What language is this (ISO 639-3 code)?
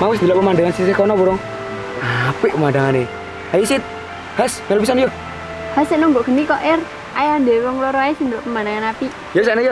ind